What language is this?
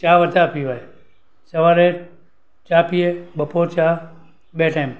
Gujarati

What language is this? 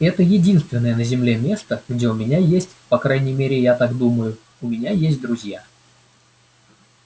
Russian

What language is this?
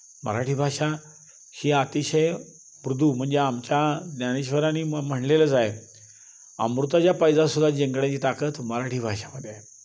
Marathi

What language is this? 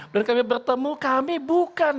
Indonesian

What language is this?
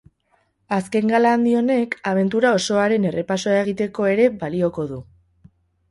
Basque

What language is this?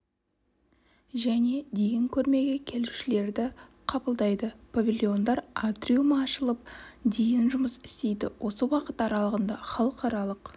Kazakh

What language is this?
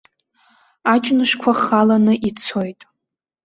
Abkhazian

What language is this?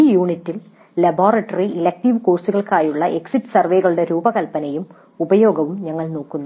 Malayalam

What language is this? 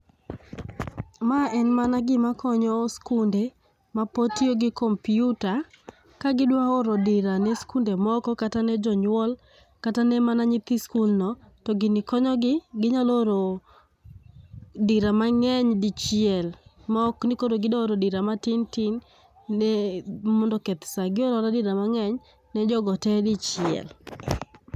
Luo (Kenya and Tanzania)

